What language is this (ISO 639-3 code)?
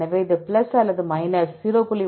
tam